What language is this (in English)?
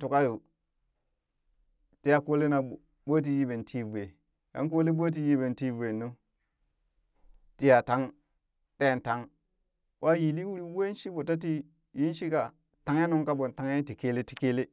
Burak